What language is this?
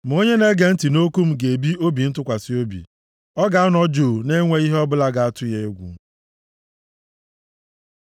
Igbo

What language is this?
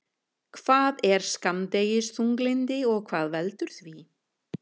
Icelandic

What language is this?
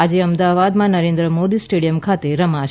Gujarati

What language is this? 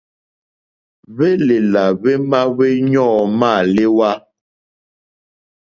Mokpwe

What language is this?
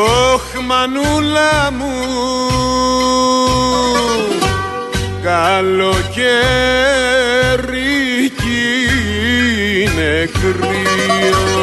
Greek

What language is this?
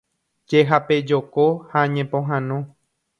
Guarani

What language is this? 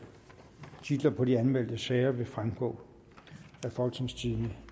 Danish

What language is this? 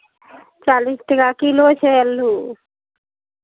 Maithili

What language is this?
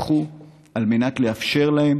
Hebrew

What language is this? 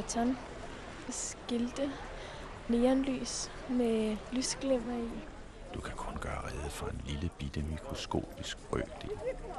Danish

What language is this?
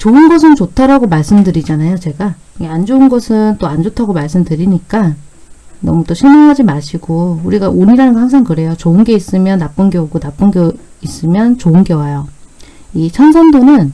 Korean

